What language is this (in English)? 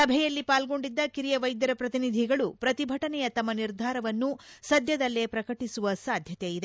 Kannada